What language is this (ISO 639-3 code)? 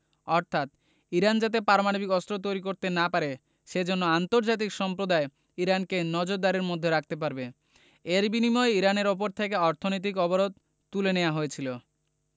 ben